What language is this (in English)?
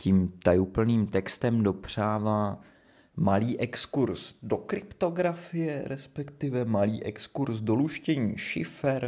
Czech